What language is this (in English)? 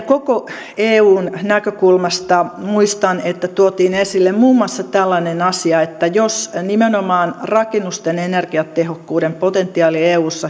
Finnish